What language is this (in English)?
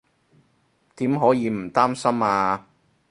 Cantonese